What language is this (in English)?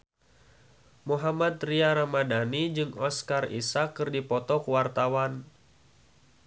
Sundanese